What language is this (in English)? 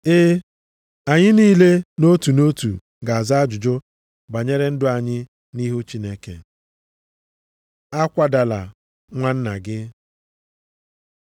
Igbo